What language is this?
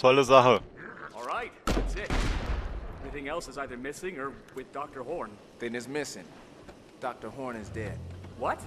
German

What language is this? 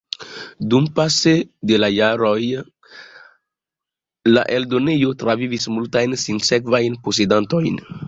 Esperanto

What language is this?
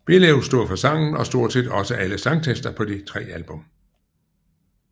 Danish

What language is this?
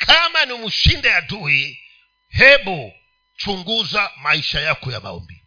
Swahili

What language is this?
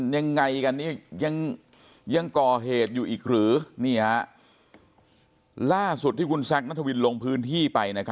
Thai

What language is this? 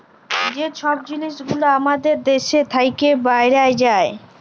Bangla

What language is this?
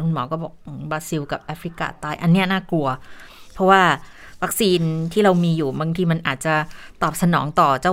Thai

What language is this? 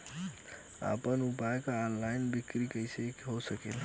Bhojpuri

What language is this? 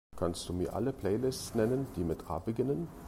German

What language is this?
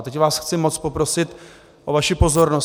Czech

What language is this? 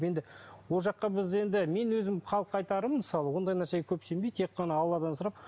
Kazakh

